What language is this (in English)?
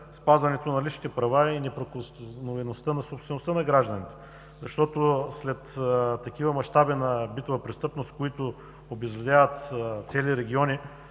Bulgarian